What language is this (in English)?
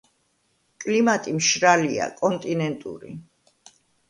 Georgian